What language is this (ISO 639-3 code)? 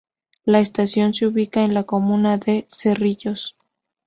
spa